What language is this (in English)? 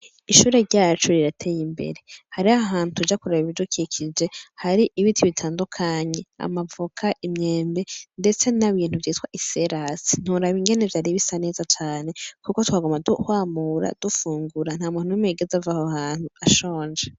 Rundi